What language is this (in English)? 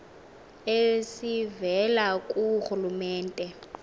Xhosa